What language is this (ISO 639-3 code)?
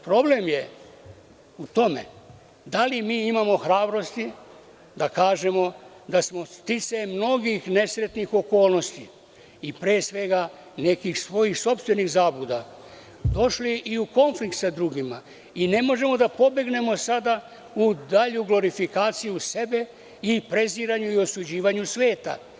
srp